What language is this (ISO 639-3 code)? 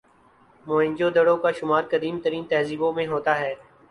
urd